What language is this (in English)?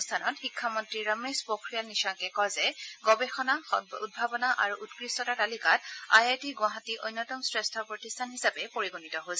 Assamese